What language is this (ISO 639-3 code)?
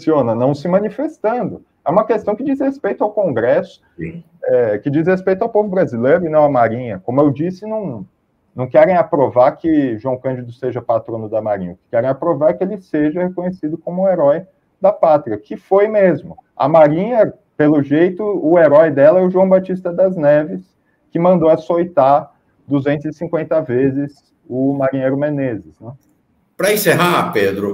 por